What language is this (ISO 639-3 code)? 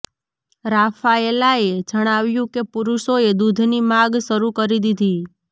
guj